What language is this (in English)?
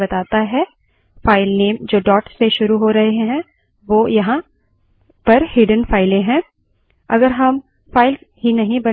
Hindi